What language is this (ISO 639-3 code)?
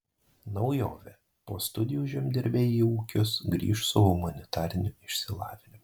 lit